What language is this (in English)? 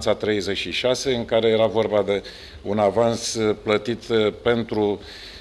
Romanian